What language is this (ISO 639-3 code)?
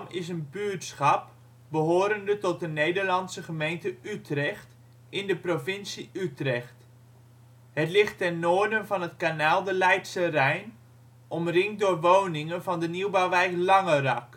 nld